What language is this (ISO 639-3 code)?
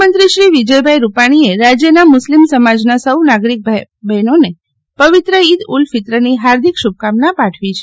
guj